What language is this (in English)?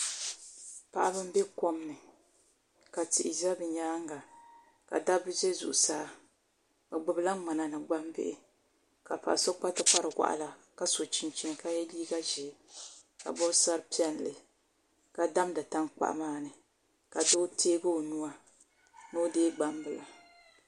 Dagbani